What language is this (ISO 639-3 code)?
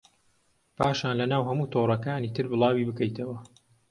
ckb